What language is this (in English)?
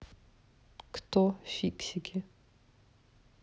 Russian